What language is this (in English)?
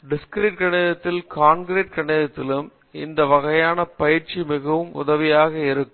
Tamil